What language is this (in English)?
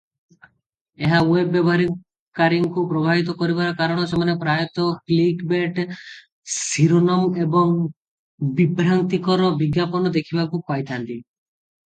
Odia